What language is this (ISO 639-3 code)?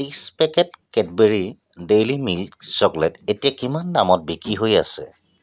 asm